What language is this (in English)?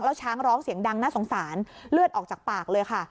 Thai